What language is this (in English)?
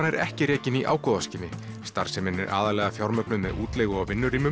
Icelandic